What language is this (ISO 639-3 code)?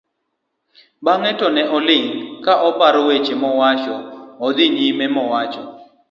luo